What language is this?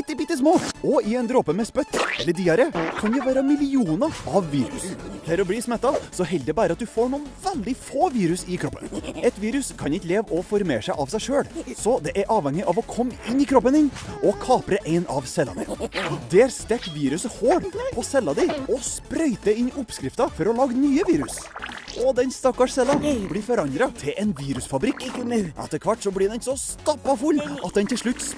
Dutch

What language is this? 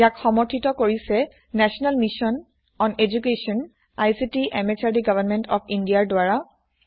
Assamese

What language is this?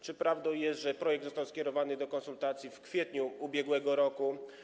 Polish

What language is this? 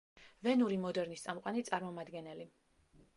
Georgian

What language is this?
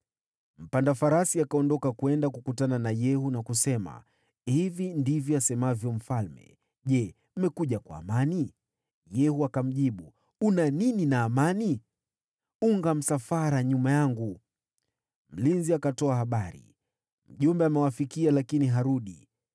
Swahili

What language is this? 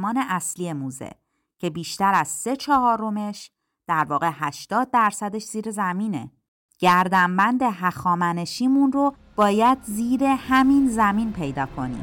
Persian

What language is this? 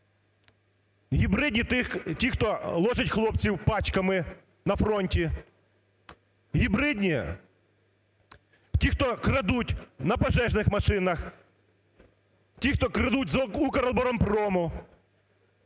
Ukrainian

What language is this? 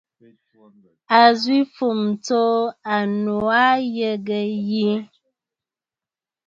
Bafut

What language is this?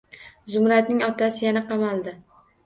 Uzbek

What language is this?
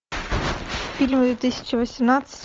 Russian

